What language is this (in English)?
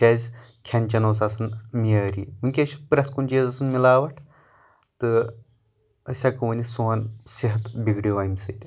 Kashmiri